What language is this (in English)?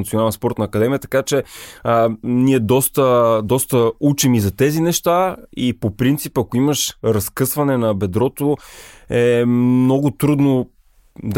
Bulgarian